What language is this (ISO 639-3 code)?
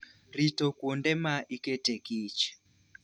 luo